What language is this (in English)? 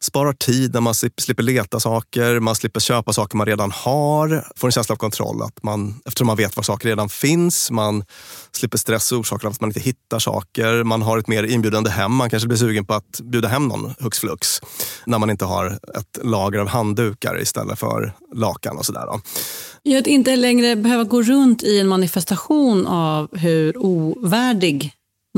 Swedish